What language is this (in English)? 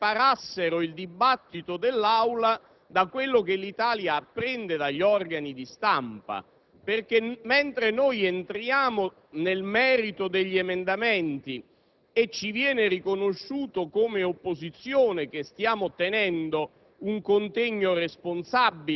Italian